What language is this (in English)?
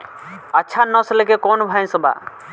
Bhojpuri